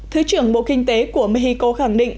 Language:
Vietnamese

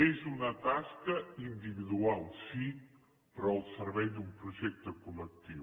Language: Catalan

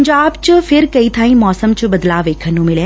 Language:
Punjabi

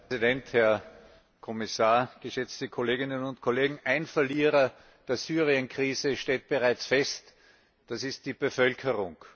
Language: German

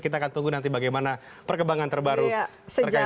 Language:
Indonesian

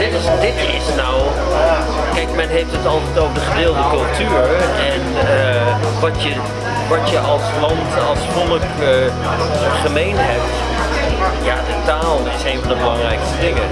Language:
Dutch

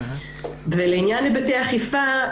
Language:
Hebrew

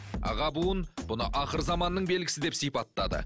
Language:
Kazakh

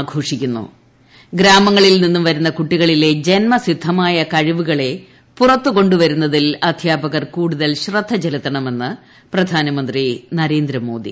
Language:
Malayalam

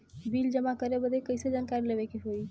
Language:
Bhojpuri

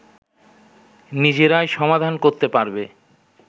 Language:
Bangla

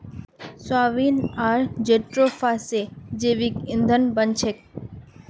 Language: Magahi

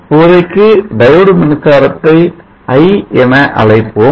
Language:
Tamil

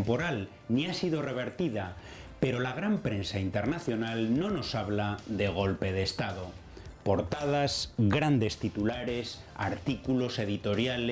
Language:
Spanish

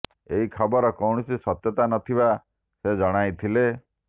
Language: Odia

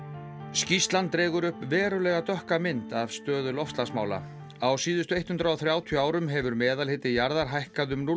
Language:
Icelandic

